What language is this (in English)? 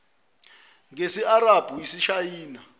Zulu